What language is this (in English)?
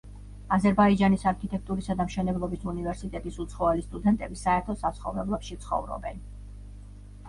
Georgian